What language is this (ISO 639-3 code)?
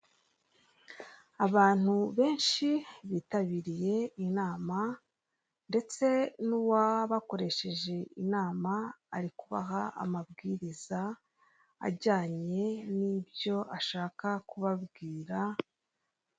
kin